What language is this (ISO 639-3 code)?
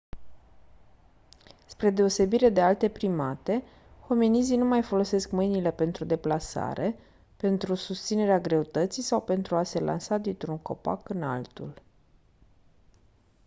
ron